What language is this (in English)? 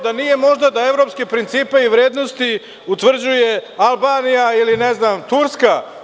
Serbian